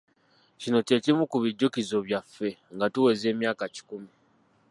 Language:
Ganda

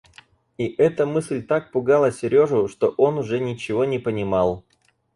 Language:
Russian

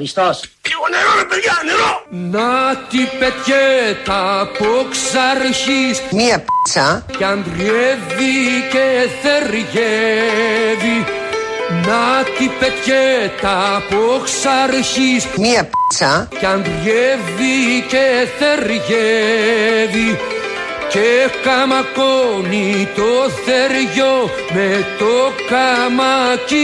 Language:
Greek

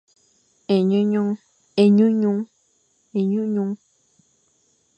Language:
Fang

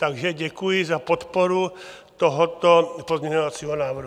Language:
Czech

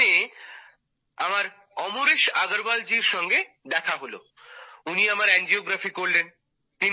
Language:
Bangla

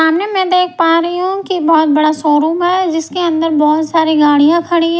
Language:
Hindi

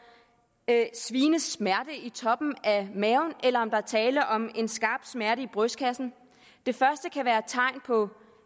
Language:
Danish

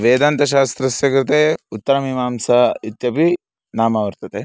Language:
Sanskrit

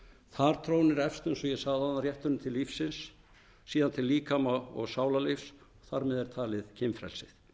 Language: Icelandic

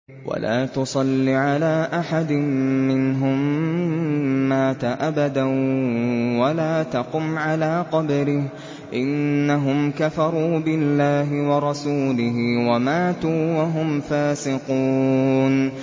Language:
Arabic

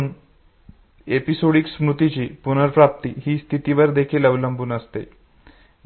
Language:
Marathi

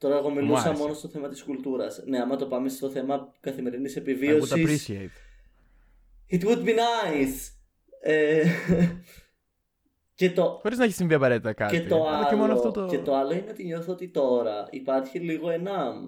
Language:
Greek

